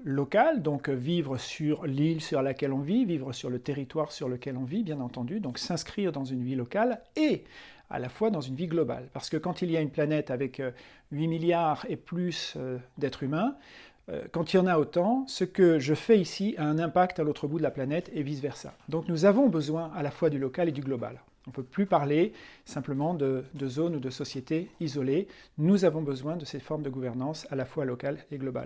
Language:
French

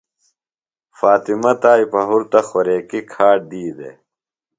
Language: Phalura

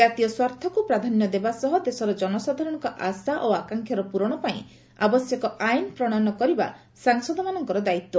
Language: Odia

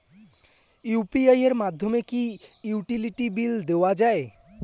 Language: Bangla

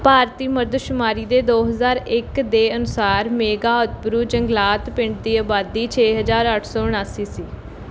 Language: Punjabi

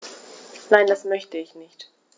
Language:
German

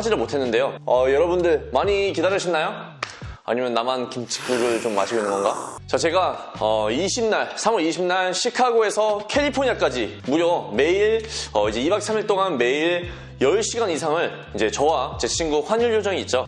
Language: Korean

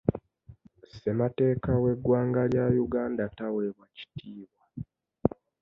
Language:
Ganda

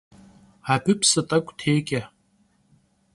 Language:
Kabardian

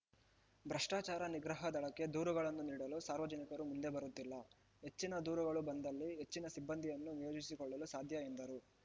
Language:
Kannada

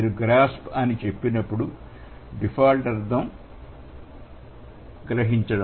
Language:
Telugu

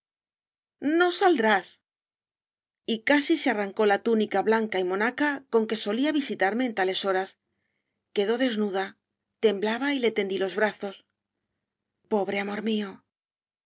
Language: Spanish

